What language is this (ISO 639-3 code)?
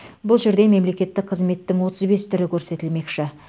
kaz